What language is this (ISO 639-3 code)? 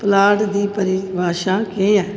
doi